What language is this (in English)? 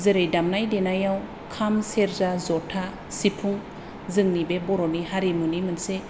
Bodo